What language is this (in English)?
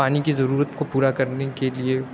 Urdu